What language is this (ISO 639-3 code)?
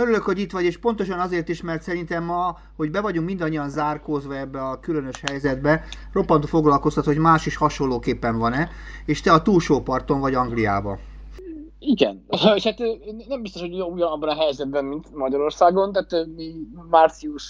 hun